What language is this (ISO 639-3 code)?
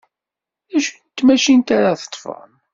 kab